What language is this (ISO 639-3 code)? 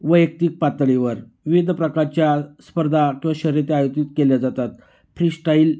mar